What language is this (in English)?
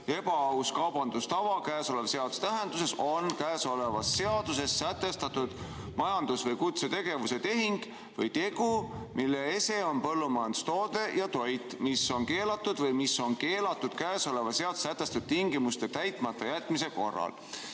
Estonian